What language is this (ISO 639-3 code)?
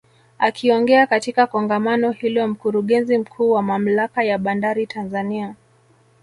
swa